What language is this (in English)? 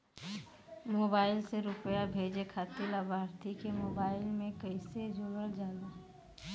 Bhojpuri